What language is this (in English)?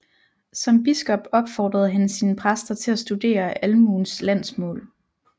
Danish